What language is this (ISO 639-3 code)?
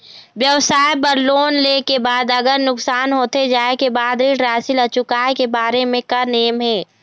hne